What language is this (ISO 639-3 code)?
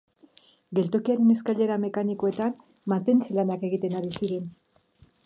eus